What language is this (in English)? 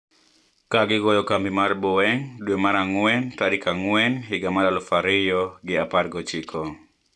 Luo (Kenya and Tanzania)